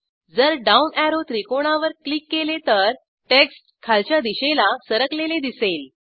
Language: Marathi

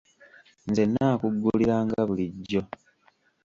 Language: Ganda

